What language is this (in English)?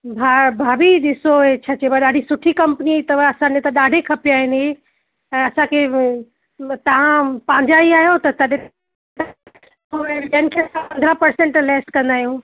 Sindhi